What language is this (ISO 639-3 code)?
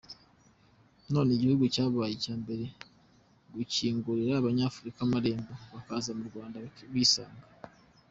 kin